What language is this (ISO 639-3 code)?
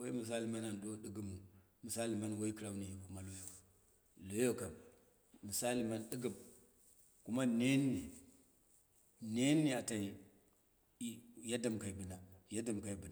kna